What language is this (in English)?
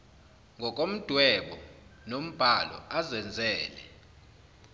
Zulu